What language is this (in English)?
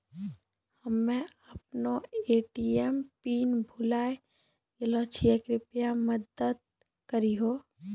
Maithili